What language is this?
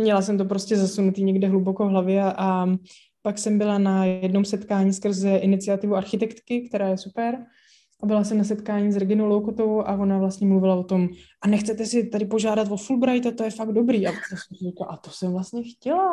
Czech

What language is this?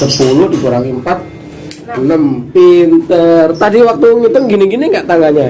Indonesian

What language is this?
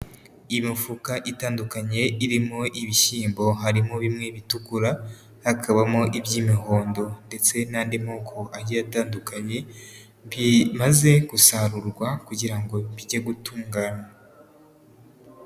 Kinyarwanda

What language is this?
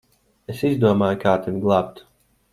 Latvian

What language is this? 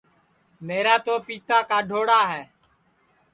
Sansi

